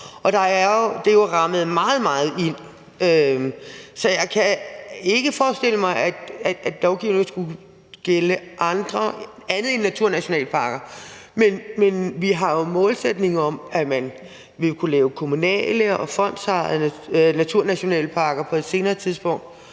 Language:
Danish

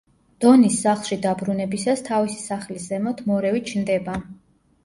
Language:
Georgian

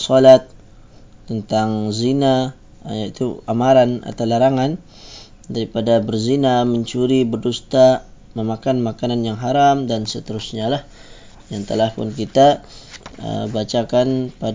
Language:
Malay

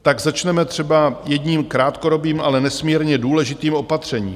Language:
Czech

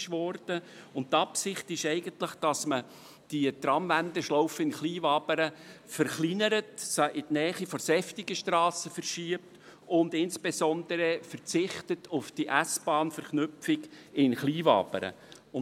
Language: Swiss German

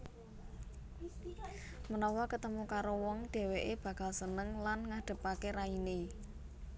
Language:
Javanese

